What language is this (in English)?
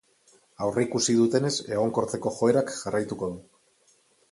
Basque